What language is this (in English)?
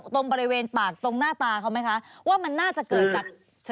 Thai